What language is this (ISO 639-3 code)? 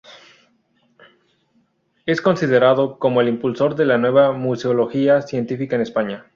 spa